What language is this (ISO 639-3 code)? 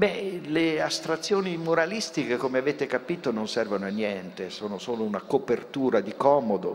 ita